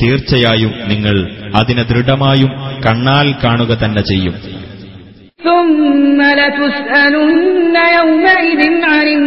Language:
Malayalam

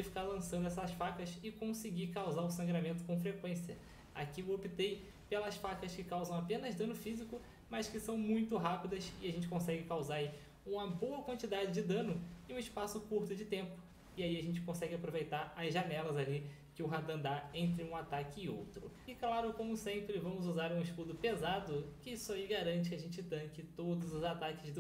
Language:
Portuguese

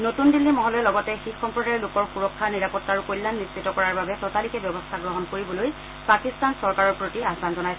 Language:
Assamese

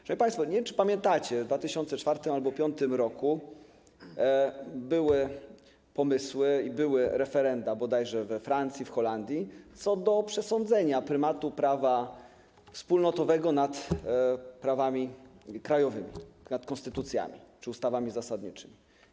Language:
Polish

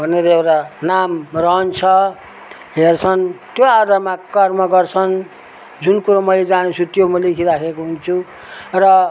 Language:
Nepali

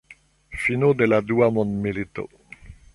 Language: Esperanto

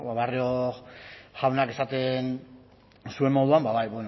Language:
Basque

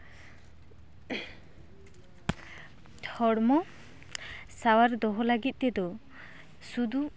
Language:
Santali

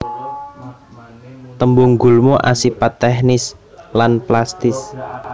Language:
Javanese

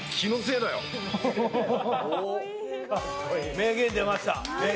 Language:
Japanese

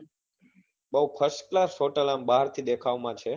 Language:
Gujarati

